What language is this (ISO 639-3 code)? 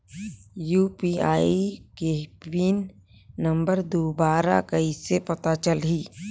hne